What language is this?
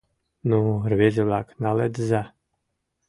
Mari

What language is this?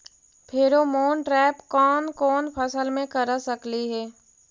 Magahi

